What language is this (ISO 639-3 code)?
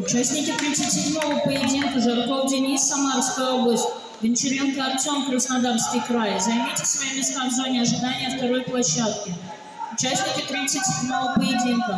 rus